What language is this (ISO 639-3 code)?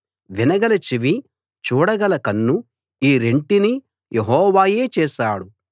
tel